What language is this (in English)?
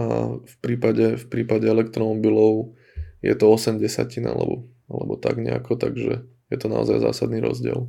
Slovak